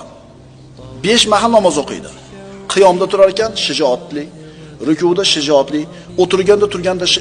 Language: Turkish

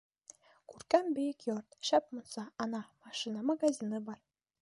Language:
Bashkir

